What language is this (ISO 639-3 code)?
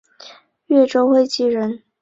zho